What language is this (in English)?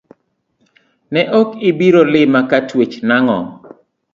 Luo (Kenya and Tanzania)